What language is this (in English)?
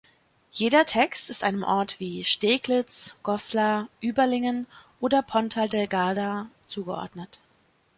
German